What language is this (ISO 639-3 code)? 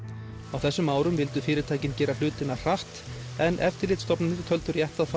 isl